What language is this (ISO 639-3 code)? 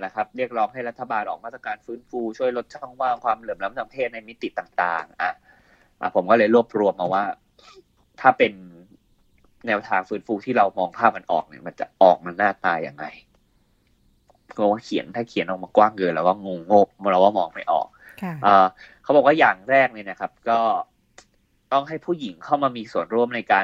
tha